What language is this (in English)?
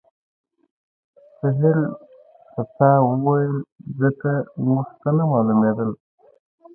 Pashto